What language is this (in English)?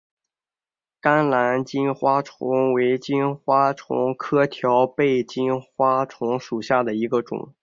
Chinese